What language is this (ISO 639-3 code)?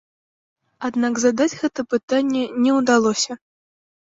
bel